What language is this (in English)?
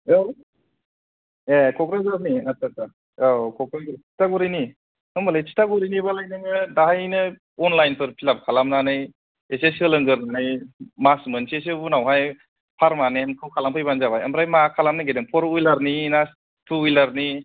Bodo